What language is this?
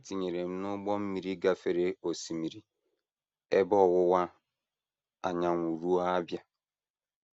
Igbo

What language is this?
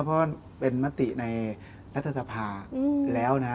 Thai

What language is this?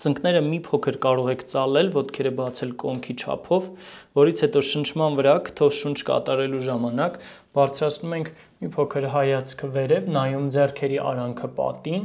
Turkish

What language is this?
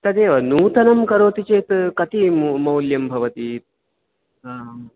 Sanskrit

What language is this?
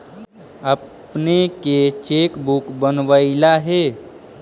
Magahi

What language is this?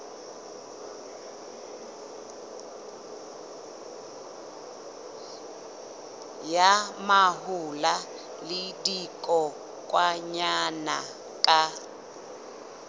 Southern Sotho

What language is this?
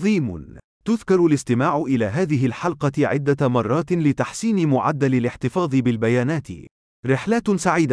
Arabic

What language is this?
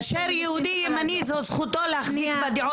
Hebrew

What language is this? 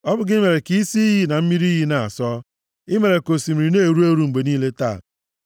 Igbo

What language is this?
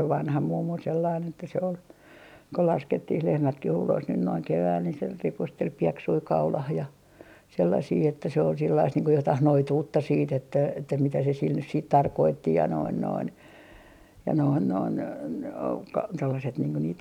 Finnish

